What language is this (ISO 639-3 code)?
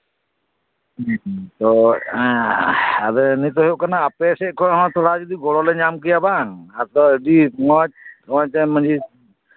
sat